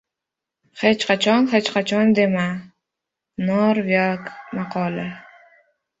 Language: Uzbek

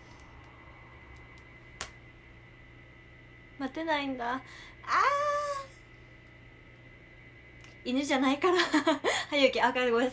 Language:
Japanese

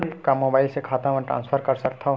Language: Chhattisgarhi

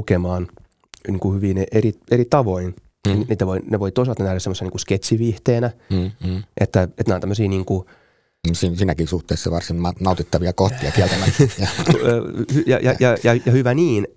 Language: Finnish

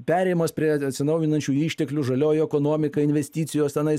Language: Lithuanian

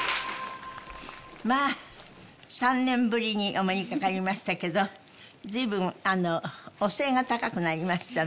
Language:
Japanese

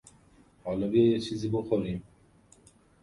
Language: Persian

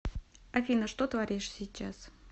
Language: Russian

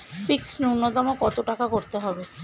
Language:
Bangla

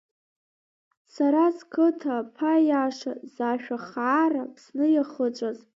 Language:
Abkhazian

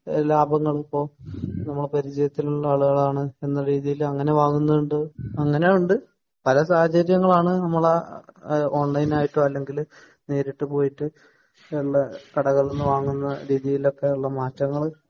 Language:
Malayalam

